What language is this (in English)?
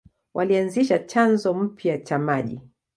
Swahili